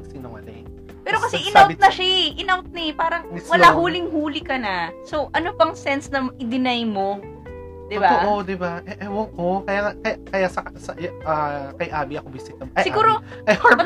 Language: Filipino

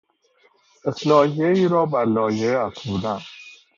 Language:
Persian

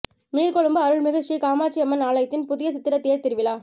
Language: Tamil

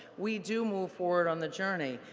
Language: English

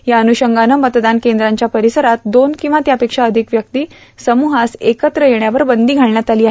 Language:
Marathi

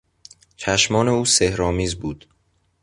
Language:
Persian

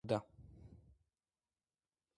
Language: Georgian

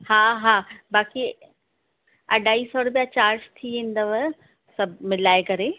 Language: Sindhi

